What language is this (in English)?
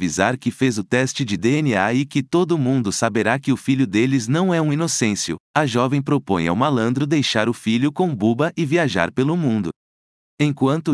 Portuguese